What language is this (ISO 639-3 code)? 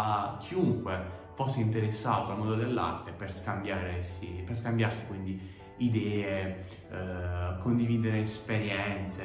ita